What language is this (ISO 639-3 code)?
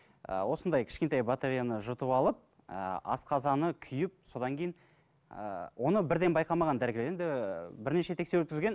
kaz